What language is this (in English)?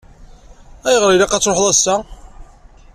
Kabyle